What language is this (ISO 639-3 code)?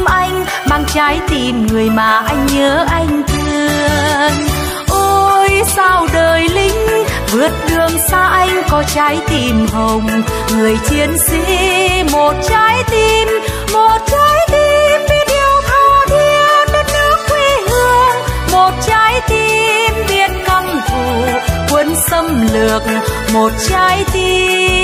vie